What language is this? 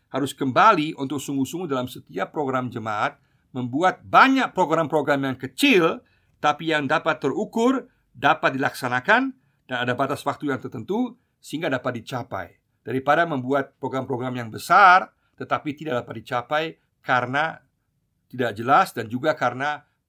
Indonesian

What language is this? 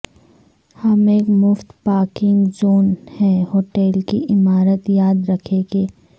Urdu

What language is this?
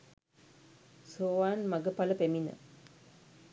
Sinhala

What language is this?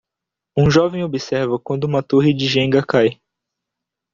Portuguese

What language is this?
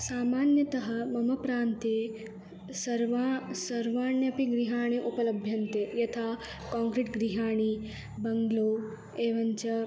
Sanskrit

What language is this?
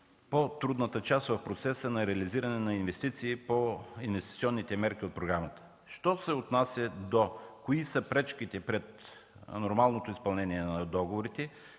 Bulgarian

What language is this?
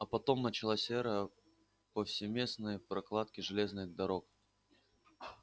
Russian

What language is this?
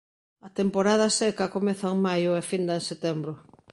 Galician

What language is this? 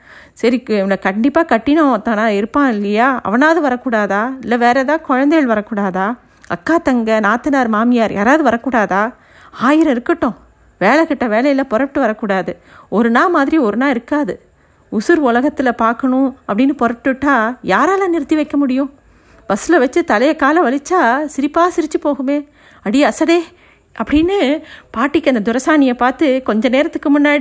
Tamil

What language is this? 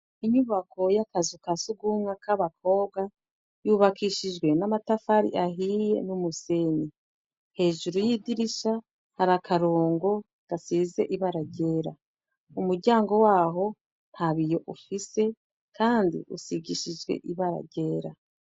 Rundi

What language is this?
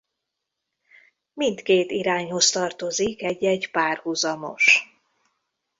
Hungarian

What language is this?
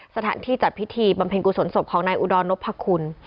Thai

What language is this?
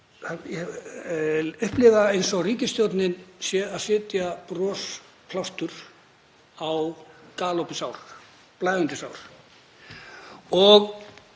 Icelandic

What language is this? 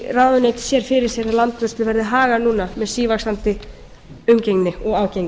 Icelandic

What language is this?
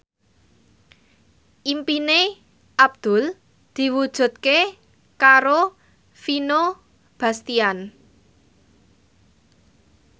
Javanese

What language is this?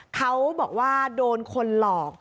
Thai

